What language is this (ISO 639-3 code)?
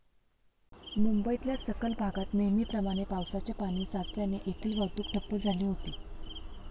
mar